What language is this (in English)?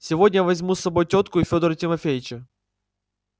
Russian